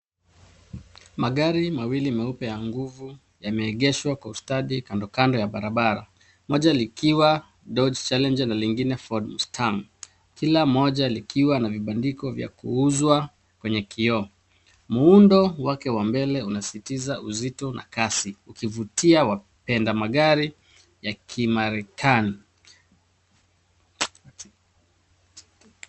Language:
Swahili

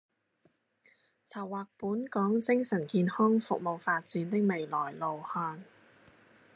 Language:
Cantonese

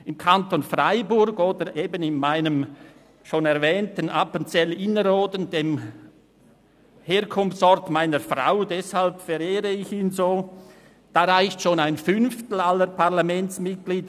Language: Swiss German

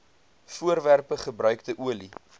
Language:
Afrikaans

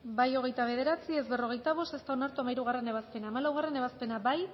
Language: Basque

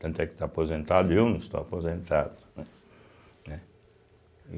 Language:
Portuguese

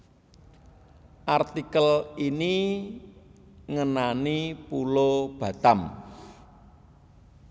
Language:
Javanese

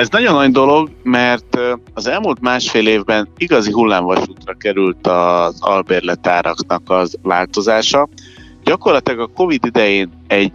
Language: Hungarian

